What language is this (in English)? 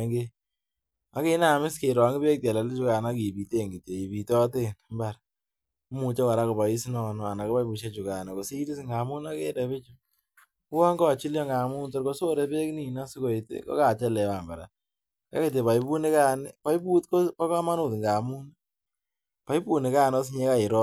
Kalenjin